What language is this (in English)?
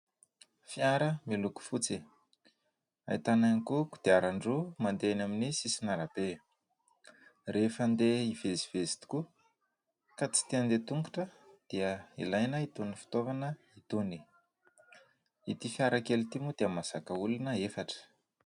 Malagasy